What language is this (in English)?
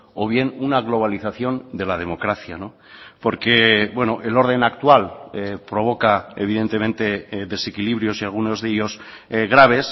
Spanish